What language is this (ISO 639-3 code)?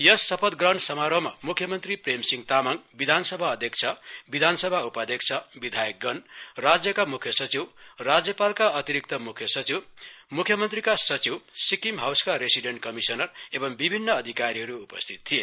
nep